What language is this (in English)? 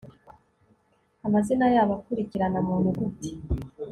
Kinyarwanda